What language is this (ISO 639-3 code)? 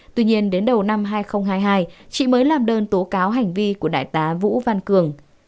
vie